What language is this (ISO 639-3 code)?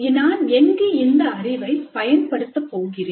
tam